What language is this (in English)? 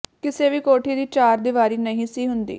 Punjabi